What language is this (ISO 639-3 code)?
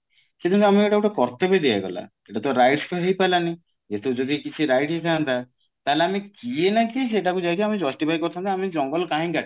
ori